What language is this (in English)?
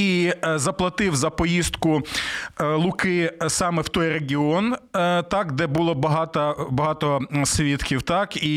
Ukrainian